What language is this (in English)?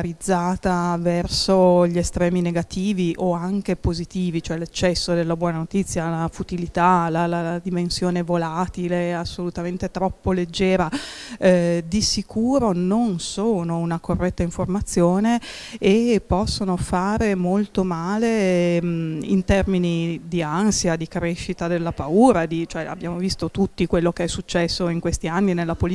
Italian